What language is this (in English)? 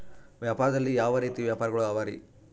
Kannada